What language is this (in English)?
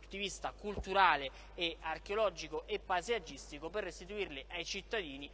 Italian